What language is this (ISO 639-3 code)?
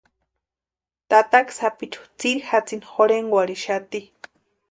pua